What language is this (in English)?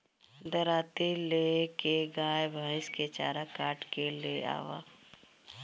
Bhojpuri